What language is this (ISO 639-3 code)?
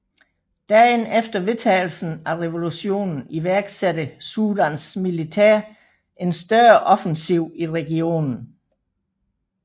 dan